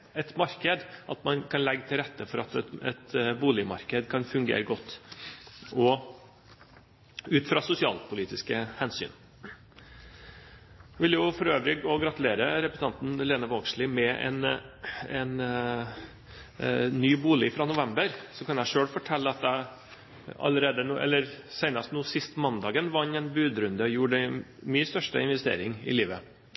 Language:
Norwegian Bokmål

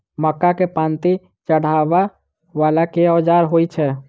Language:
Maithili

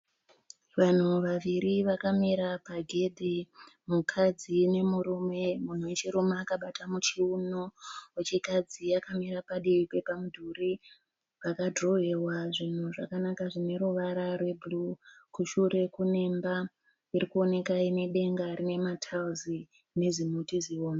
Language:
Shona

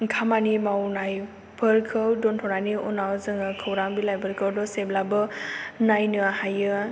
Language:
Bodo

